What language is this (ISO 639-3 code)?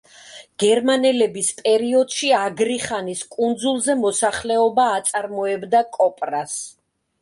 kat